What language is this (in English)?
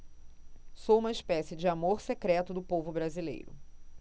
Portuguese